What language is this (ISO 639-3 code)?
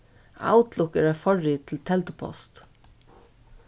fao